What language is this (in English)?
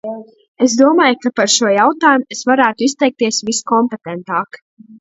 Latvian